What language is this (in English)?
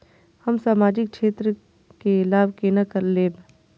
Maithili